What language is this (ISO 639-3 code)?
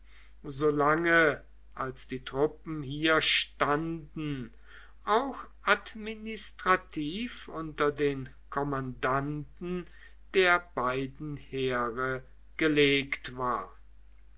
deu